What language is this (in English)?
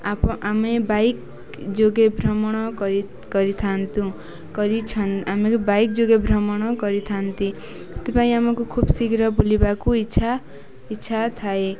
Odia